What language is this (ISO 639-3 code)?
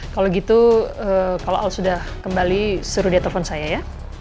ind